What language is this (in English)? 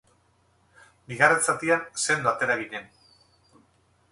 Basque